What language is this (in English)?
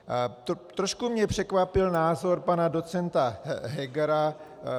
Czech